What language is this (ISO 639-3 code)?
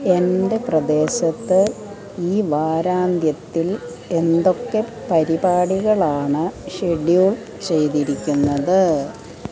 mal